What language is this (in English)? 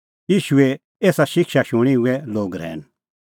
Kullu Pahari